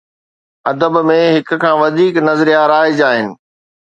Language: Sindhi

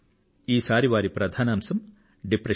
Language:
Telugu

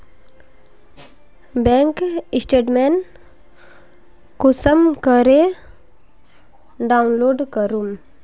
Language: Magahi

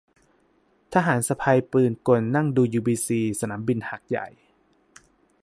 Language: Thai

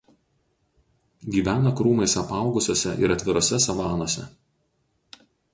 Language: Lithuanian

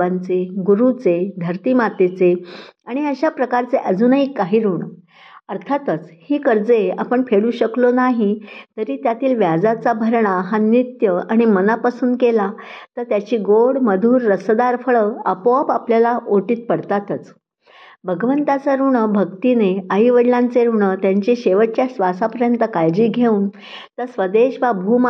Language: Marathi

